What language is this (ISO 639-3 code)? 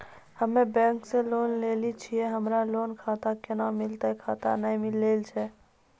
mai